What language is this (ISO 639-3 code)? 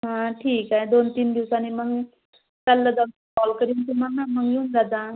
mar